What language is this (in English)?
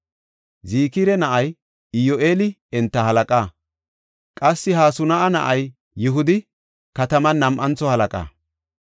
Gofa